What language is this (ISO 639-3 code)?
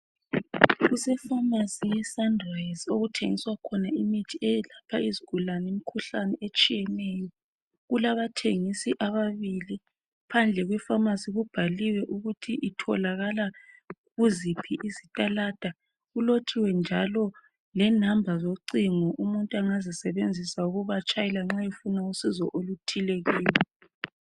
nde